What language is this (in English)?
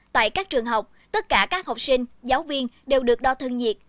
Vietnamese